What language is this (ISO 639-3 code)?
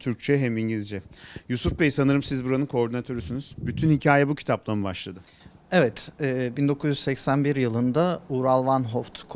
tur